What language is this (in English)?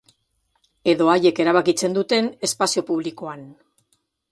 Basque